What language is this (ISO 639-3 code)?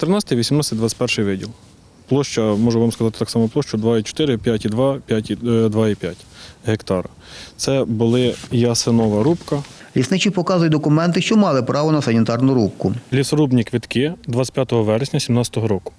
ukr